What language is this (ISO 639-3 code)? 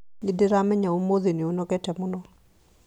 kik